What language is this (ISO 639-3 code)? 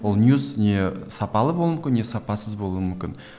kaz